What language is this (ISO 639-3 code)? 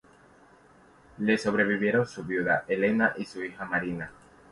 spa